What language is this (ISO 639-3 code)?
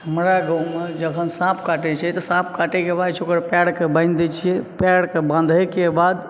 mai